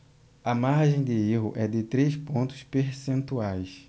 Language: Portuguese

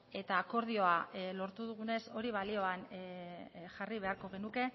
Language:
Basque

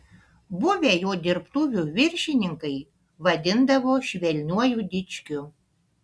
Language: Lithuanian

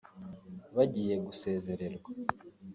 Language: Kinyarwanda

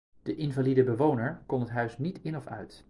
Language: Dutch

